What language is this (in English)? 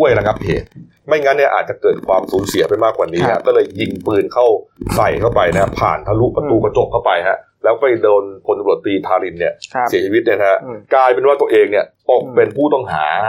Thai